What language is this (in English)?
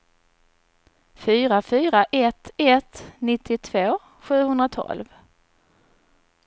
Swedish